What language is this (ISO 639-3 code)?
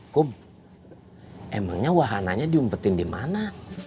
ind